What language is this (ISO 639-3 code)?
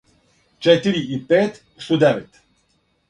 srp